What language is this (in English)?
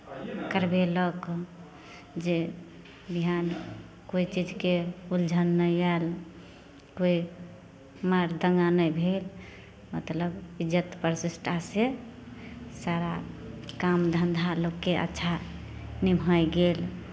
Maithili